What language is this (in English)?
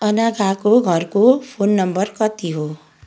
Nepali